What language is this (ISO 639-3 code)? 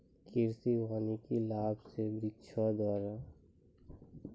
mai